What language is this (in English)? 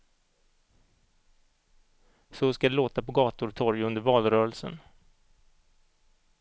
Swedish